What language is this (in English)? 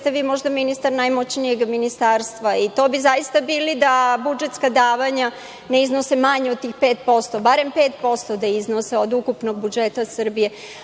Serbian